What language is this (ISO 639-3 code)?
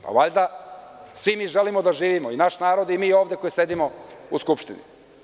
srp